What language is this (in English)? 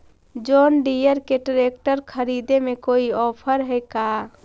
Magahi